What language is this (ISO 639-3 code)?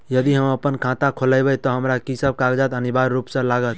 mai